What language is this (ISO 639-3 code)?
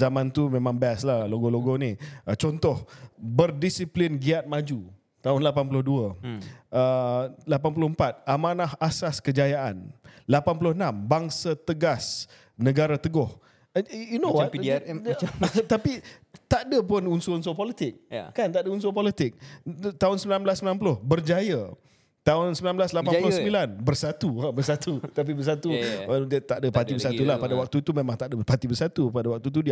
msa